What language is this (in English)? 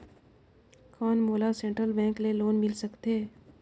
Chhattisgarhi